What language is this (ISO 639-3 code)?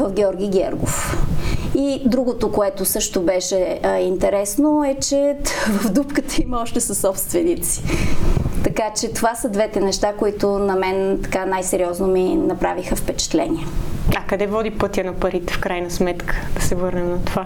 bul